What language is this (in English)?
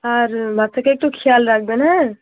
Bangla